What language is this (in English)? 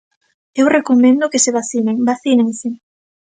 Galician